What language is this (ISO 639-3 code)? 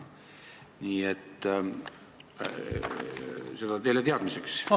est